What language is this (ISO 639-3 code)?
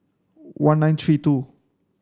eng